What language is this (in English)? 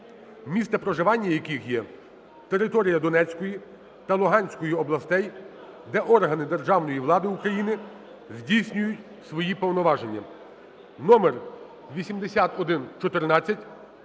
Ukrainian